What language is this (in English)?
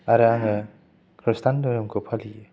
Bodo